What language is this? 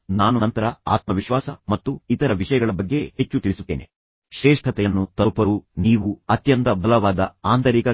Kannada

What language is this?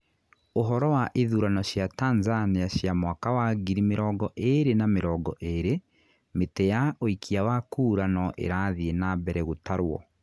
Kikuyu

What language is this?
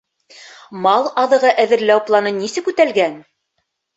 Bashkir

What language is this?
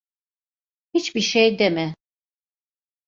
Turkish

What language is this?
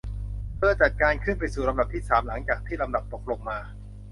Thai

